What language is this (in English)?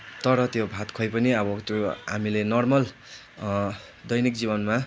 Nepali